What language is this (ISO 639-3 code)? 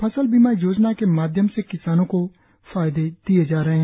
hin